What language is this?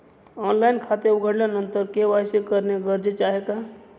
Marathi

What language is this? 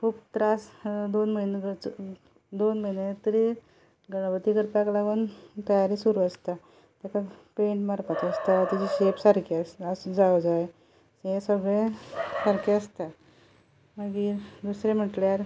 Konkani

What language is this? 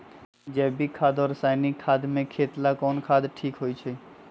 Magahi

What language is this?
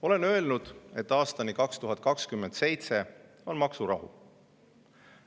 Estonian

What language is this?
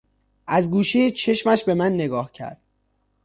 Persian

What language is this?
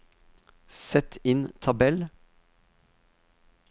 Norwegian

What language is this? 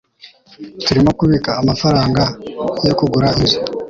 Kinyarwanda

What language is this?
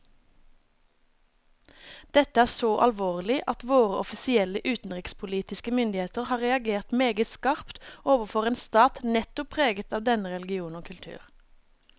Norwegian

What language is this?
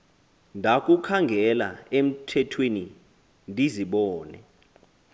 Xhosa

